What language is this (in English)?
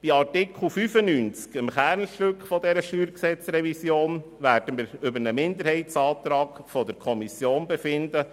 Swiss German